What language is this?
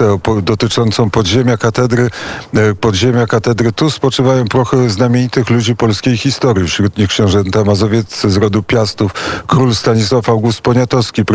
Polish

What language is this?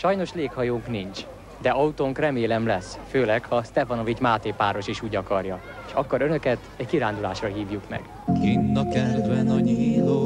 Hungarian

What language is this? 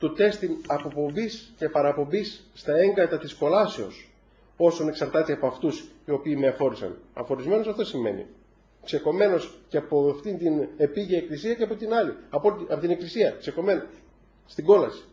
Greek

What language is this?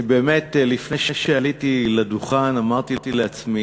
Hebrew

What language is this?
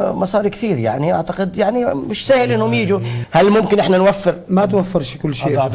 Arabic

